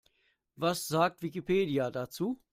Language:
German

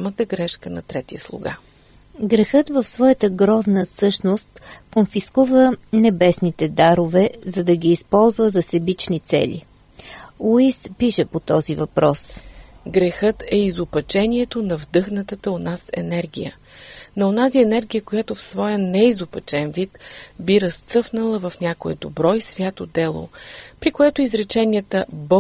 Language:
Bulgarian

